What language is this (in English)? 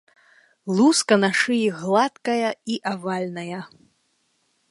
Belarusian